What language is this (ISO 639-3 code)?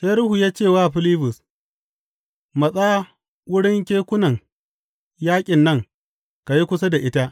hau